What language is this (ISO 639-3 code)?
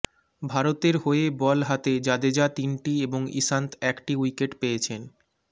ben